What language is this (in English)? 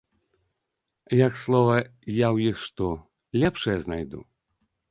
Belarusian